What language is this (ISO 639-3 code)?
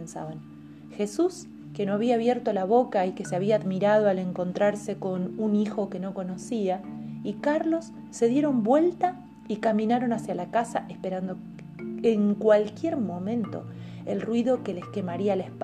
spa